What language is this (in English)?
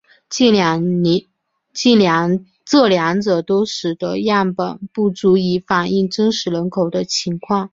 Chinese